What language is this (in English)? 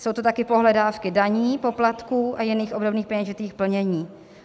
Czech